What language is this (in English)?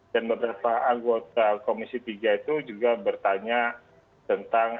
Indonesian